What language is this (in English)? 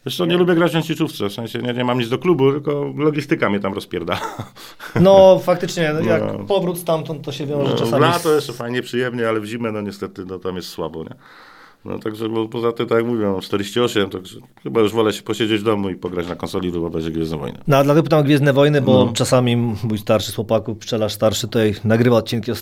Polish